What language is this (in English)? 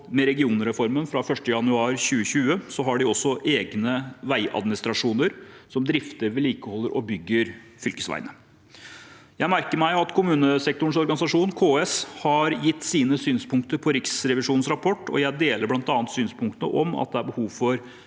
Norwegian